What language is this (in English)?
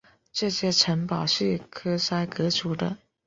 Chinese